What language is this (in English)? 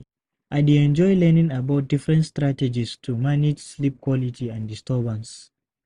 Nigerian Pidgin